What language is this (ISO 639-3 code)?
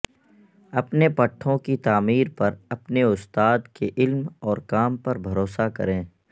urd